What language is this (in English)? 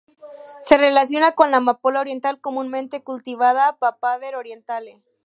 Spanish